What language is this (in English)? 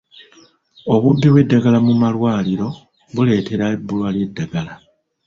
Ganda